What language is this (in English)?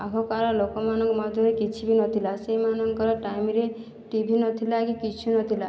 Odia